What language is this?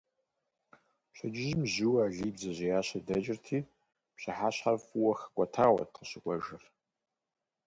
Kabardian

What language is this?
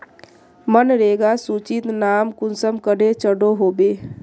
Magahi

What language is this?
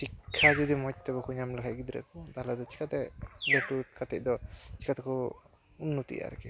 Santali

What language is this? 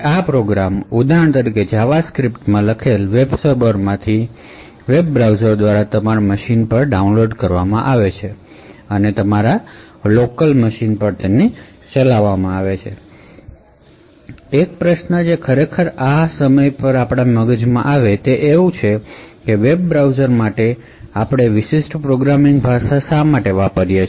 Gujarati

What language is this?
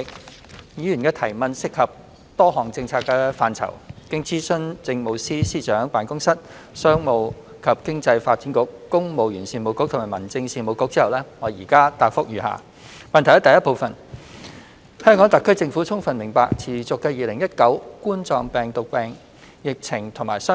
Cantonese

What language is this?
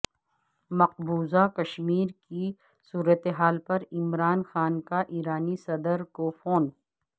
Urdu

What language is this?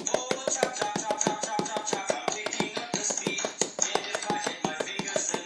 Italian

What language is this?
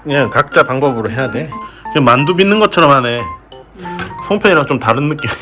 Korean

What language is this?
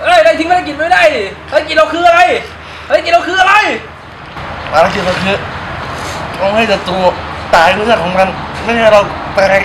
Thai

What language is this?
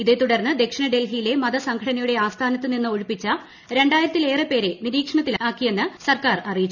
Malayalam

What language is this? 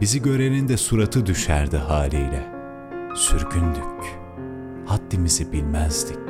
Turkish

